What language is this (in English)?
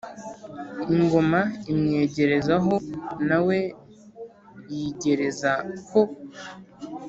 Kinyarwanda